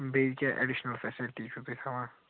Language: Kashmiri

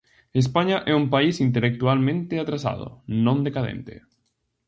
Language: Galician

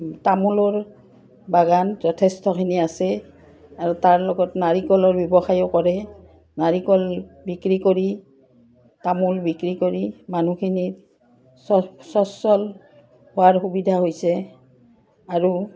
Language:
Assamese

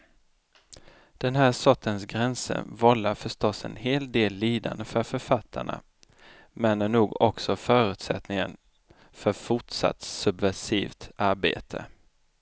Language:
Swedish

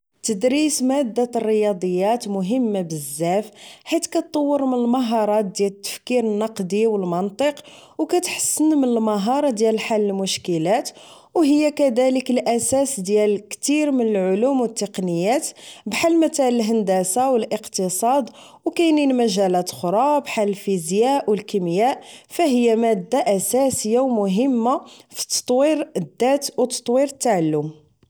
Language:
Moroccan Arabic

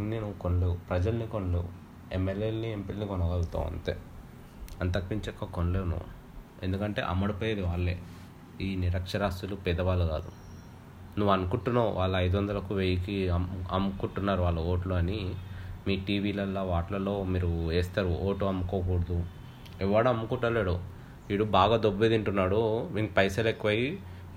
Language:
Telugu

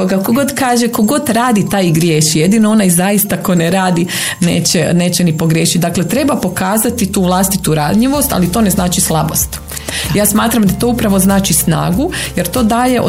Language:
Croatian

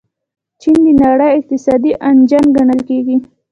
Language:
Pashto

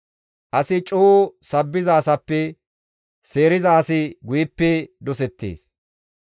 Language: Gamo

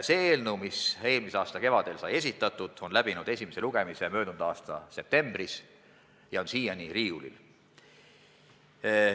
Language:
Estonian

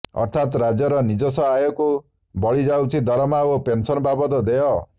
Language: Odia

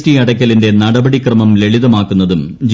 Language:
Malayalam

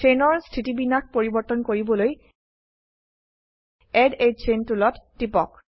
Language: Assamese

